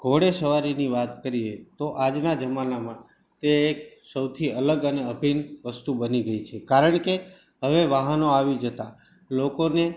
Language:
Gujarati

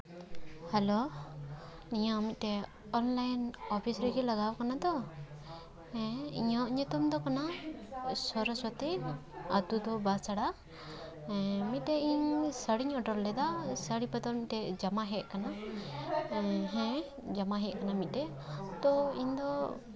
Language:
Santali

